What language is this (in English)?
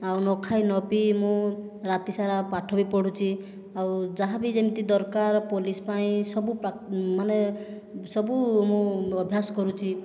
Odia